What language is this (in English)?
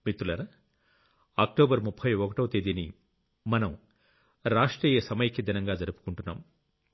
Telugu